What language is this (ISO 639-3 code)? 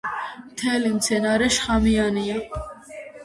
kat